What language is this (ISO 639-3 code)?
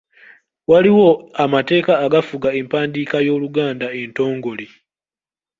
lug